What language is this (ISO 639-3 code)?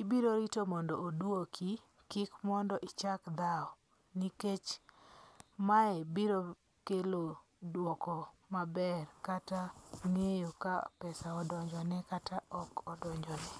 luo